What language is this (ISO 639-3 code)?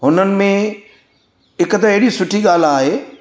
snd